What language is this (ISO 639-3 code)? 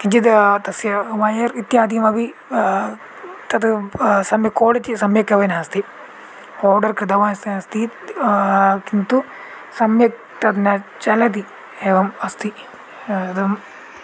san